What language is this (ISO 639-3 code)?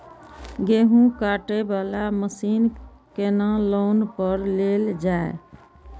mai